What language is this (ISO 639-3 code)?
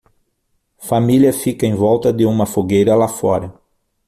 por